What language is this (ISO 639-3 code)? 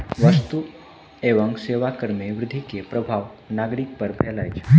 mai